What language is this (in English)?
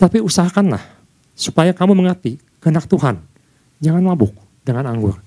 Indonesian